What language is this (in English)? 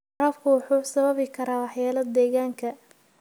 Somali